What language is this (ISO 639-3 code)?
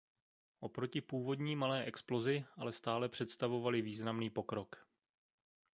ces